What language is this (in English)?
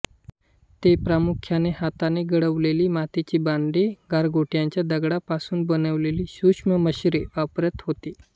Marathi